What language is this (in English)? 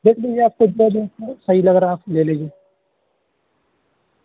Urdu